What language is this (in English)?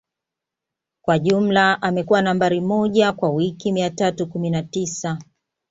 Swahili